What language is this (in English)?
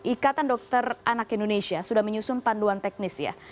Indonesian